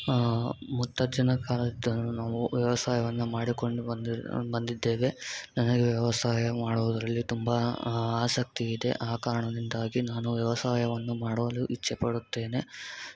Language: Kannada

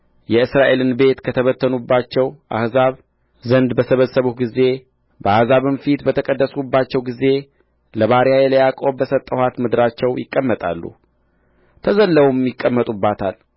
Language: Amharic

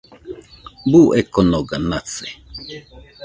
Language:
Nüpode Huitoto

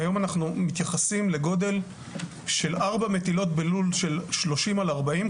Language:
Hebrew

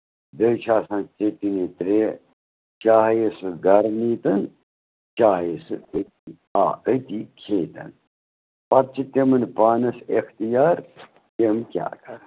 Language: Kashmiri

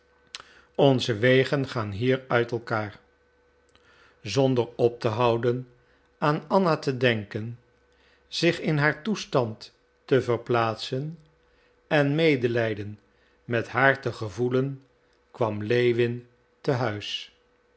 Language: Dutch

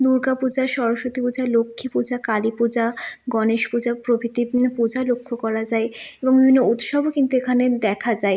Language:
Bangla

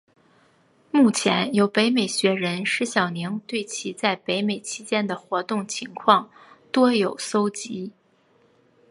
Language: Chinese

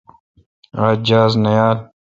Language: Kalkoti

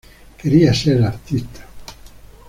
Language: Spanish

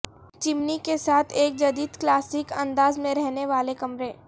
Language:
Urdu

